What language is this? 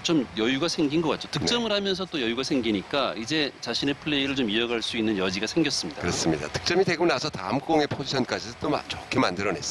Korean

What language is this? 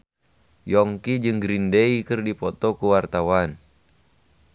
Sundanese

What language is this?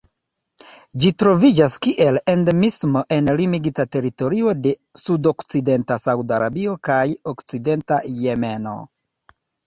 Esperanto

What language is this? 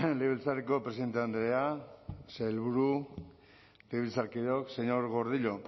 Basque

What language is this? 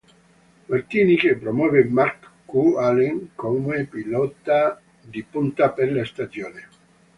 Italian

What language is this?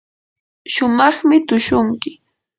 Yanahuanca Pasco Quechua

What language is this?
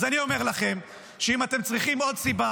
Hebrew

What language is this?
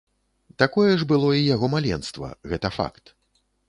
Belarusian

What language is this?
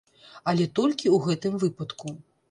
Belarusian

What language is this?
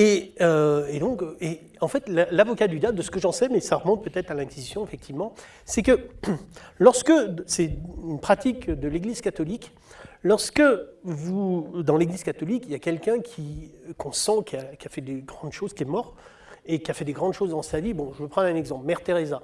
French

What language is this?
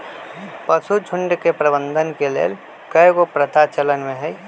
Magahi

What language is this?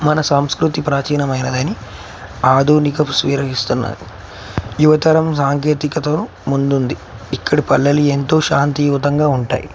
Telugu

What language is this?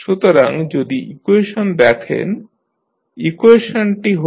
Bangla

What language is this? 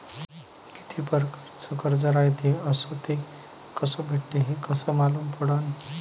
Marathi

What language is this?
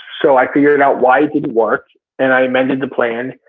English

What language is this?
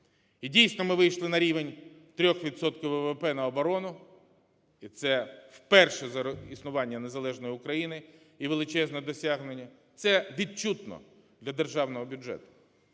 Ukrainian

